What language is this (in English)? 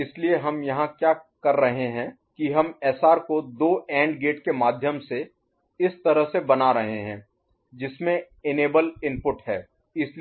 Hindi